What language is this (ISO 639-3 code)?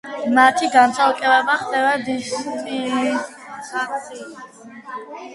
kat